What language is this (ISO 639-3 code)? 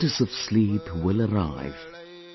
eng